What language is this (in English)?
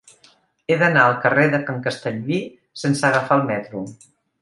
Catalan